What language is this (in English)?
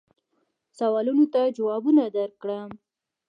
Pashto